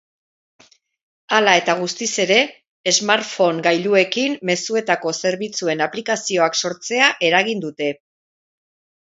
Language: Basque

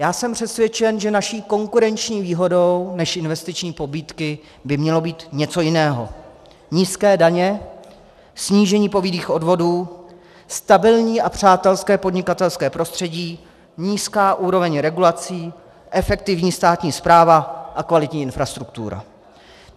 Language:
Czech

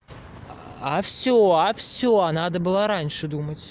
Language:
Russian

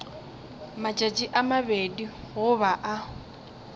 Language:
Northern Sotho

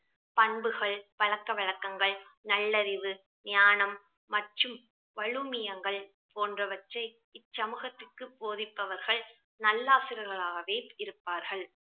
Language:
Tamil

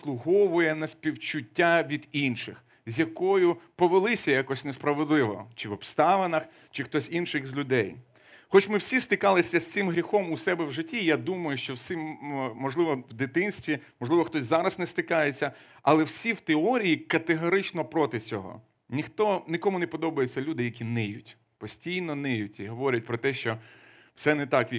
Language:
Ukrainian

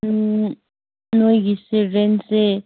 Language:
Manipuri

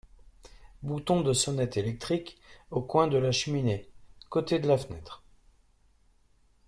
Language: French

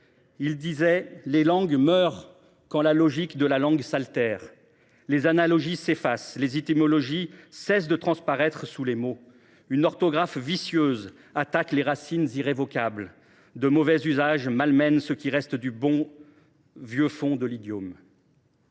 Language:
French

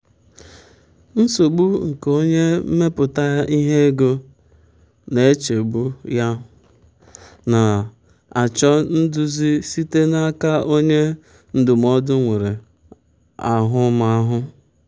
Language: Igbo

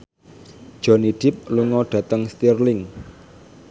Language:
Javanese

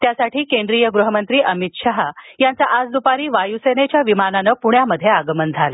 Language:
Marathi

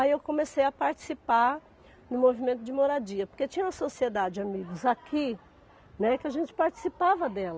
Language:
Portuguese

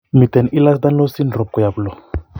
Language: Kalenjin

